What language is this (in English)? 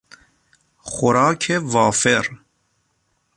Persian